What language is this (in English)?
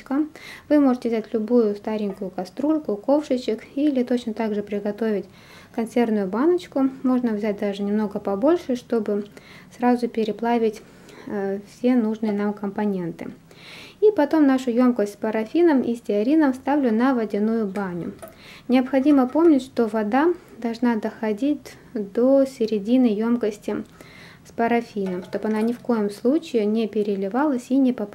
Russian